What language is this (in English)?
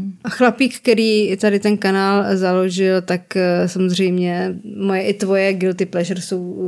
Czech